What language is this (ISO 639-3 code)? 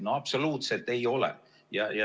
est